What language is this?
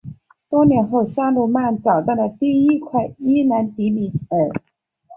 Chinese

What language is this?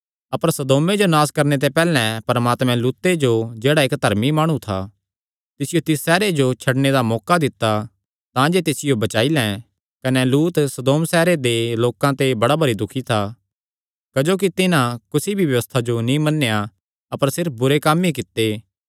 Kangri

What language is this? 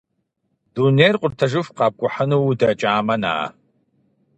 Kabardian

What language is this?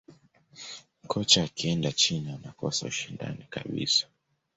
Swahili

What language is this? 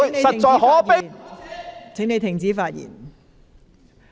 Cantonese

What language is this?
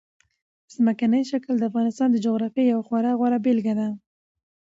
Pashto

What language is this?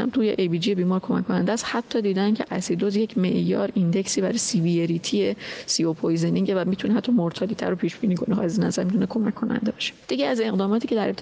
Persian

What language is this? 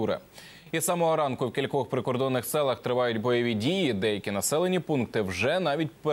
Ukrainian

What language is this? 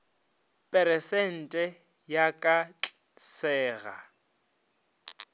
Northern Sotho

